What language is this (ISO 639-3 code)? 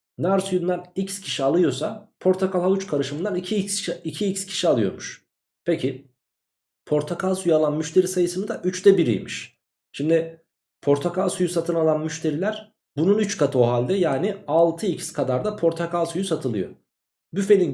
tur